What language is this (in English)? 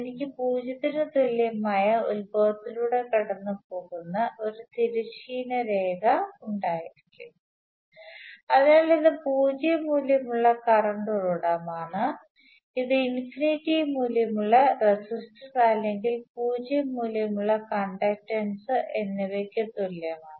Malayalam